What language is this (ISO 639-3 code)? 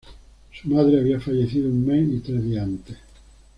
spa